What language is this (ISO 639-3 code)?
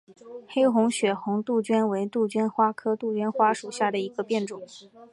zho